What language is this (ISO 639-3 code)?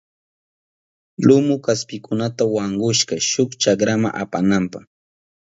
qup